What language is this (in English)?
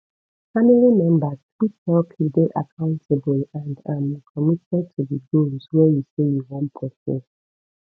Nigerian Pidgin